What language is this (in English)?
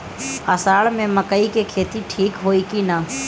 Bhojpuri